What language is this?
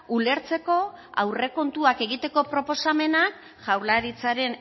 Basque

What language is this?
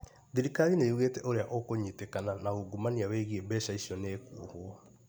Kikuyu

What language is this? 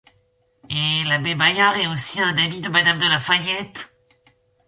French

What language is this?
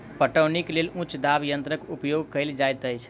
Maithili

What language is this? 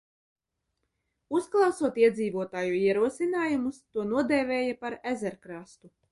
Latvian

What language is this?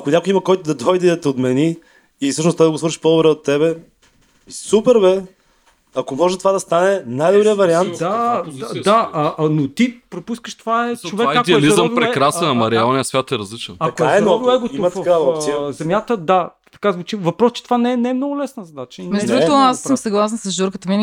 Bulgarian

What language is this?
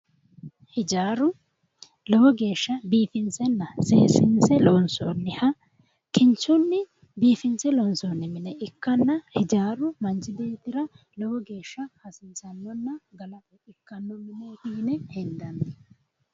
Sidamo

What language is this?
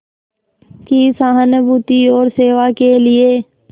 Hindi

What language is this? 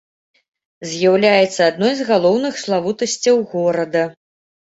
Belarusian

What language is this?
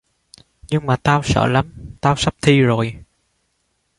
Vietnamese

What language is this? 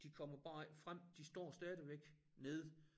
Danish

